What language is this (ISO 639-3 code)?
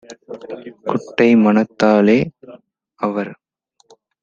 tam